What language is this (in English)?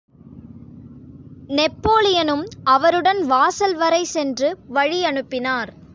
Tamil